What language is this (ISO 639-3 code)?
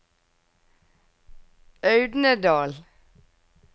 nor